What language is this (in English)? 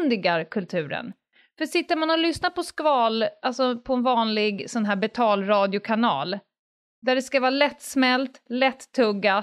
Swedish